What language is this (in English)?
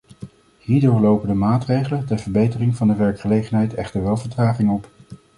Dutch